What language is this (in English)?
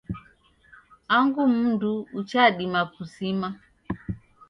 Taita